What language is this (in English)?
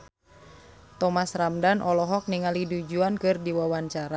Sundanese